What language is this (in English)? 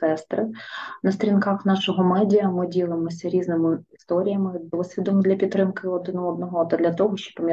Ukrainian